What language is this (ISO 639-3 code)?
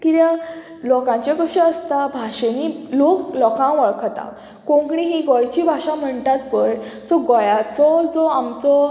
kok